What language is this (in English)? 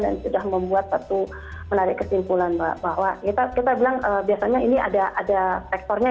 Indonesian